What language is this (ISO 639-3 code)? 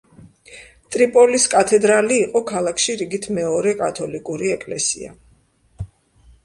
kat